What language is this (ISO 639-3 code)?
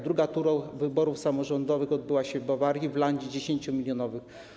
pol